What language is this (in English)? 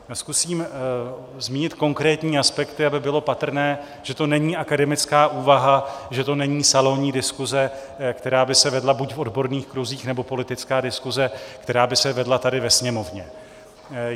Czech